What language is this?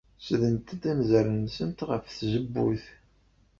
Kabyle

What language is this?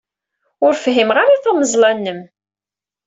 Kabyle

